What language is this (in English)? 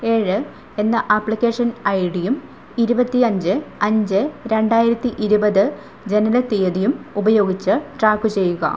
Malayalam